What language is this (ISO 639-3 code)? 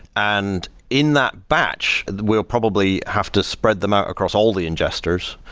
eng